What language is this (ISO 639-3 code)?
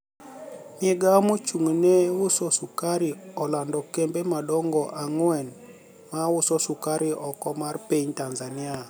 luo